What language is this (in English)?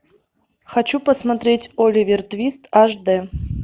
Russian